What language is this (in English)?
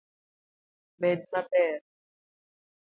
Luo (Kenya and Tanzania)